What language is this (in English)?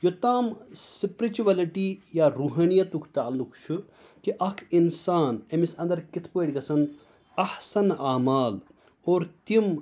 Kashmiri